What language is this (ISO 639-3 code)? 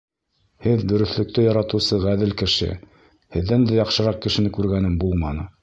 bak